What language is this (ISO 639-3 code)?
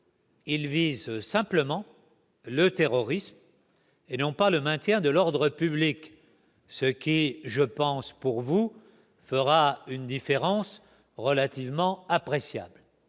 fra